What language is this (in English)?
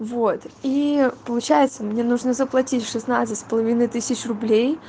Russian